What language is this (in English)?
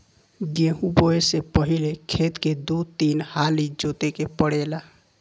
Bhojpuri